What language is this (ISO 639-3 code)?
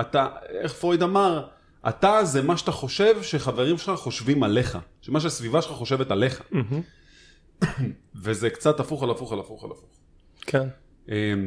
heb